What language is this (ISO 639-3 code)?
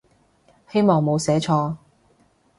yue